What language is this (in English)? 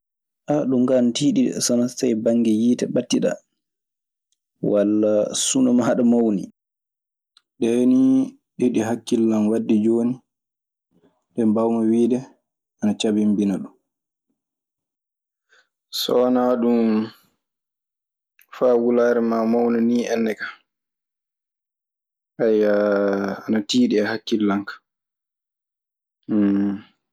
Maasina Fulfulde